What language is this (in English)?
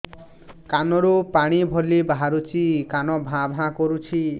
Odia